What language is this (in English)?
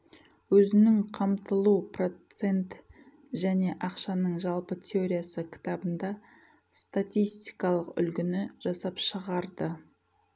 Kazakh